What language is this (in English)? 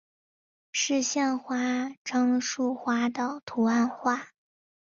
Chinese